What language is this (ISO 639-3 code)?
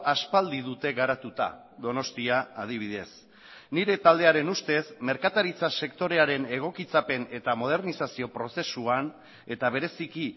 eus